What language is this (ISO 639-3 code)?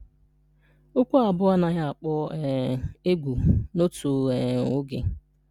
ibo